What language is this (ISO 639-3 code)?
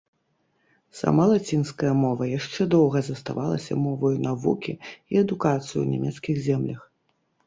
bel